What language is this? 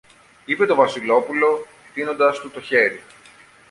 Greek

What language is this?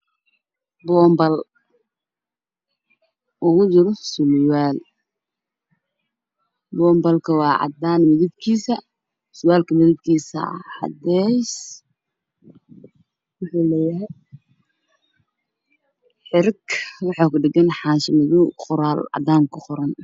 Somali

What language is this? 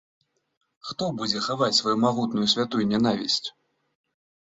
Belarusian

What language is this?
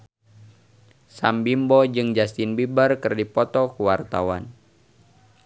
Sundanese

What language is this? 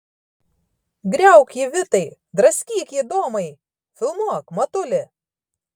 Lithuanian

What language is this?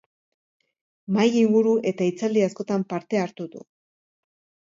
Basque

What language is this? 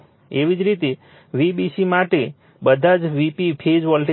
Gujarati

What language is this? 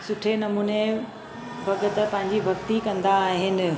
Sindhi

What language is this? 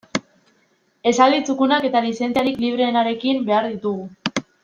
Basque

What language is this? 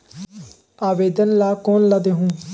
Chhattisgarhi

